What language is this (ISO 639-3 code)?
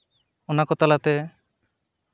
sat